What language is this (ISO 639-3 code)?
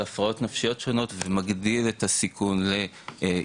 heb